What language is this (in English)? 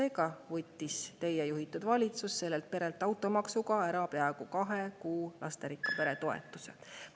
Estonian